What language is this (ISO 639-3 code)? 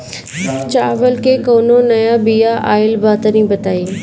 bho